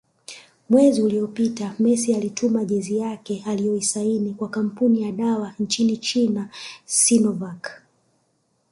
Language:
Swahili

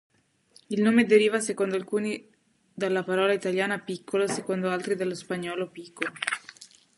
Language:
Italian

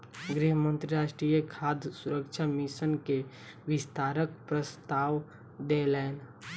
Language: Maithili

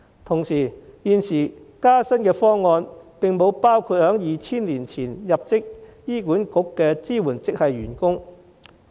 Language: Cantonese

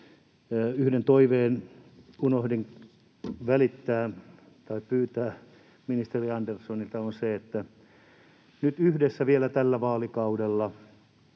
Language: Finnish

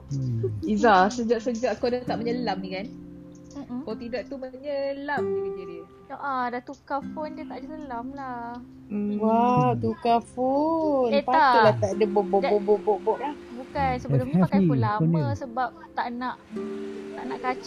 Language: Malay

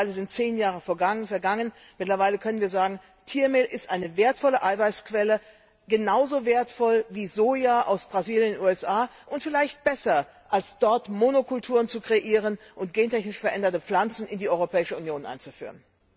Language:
German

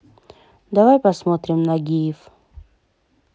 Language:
Russian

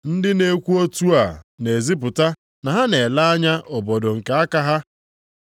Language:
Igbo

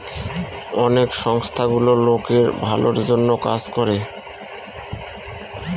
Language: Bangla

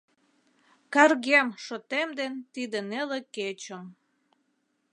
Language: Mari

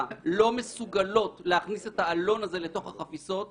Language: Hebrew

